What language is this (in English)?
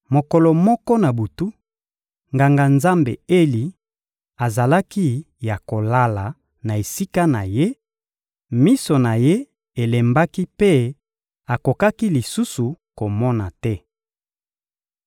Lingala